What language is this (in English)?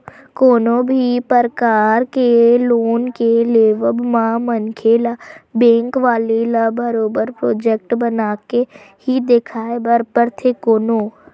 Chhattisgarhi